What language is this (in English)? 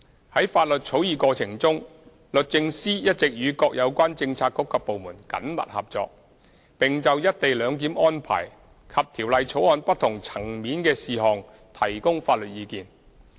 Cantonese